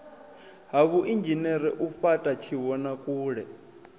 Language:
Venda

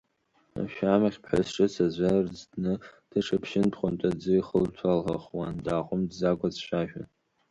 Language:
Abkhazian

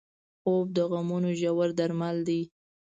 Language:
Pashto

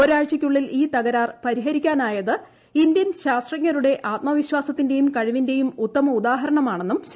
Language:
Malayalam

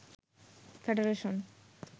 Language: Bangla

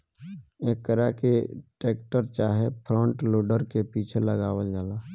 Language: Bhojpuri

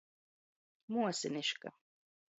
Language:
Latgalian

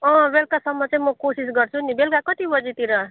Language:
Nepali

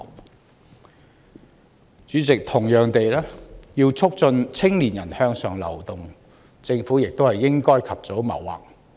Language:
Cantonese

